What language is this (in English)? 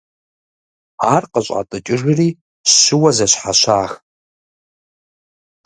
Kabardian